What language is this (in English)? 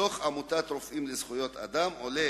Hebrew